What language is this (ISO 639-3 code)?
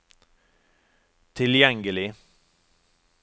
nor